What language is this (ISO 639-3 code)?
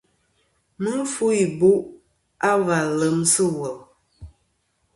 bkm